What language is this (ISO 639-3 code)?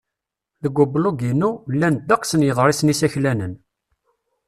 kab